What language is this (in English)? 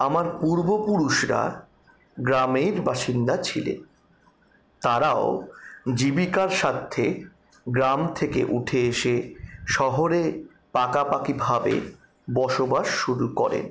Bangla